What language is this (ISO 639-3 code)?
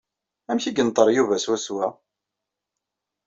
kab